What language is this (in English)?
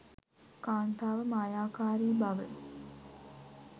Sinhala